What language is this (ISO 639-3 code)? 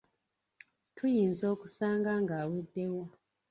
lug